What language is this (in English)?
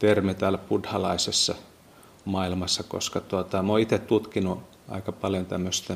Finnish